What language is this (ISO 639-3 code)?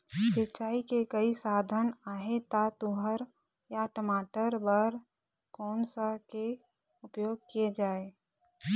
hne